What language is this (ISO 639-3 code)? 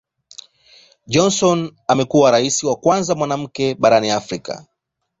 swa